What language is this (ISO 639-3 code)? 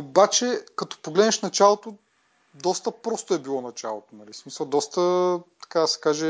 bul